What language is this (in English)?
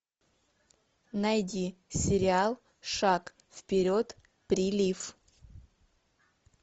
Russian